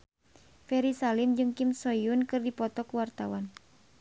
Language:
Sundanese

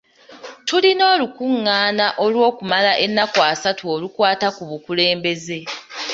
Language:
Ganda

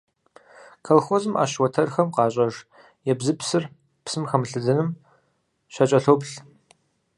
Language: Kabardian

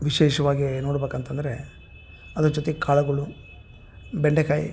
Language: Kannada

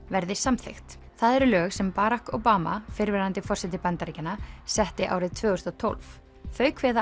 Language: Icelandic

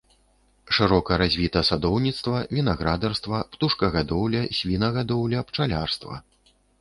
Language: Belarusian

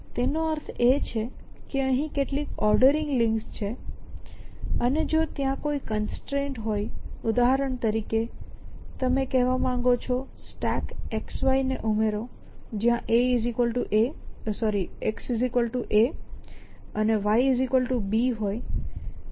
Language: Gujarati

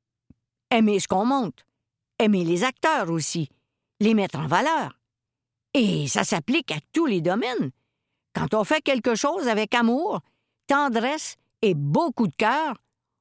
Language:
French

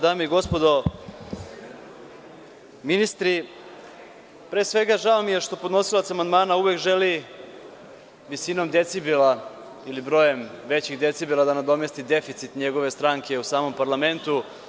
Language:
Serbian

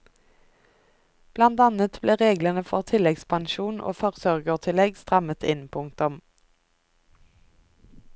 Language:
Norwegian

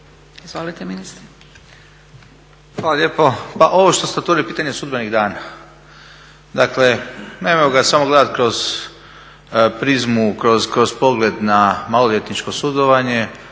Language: Croatian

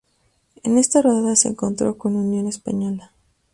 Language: Spanish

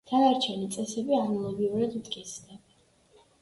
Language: Georgian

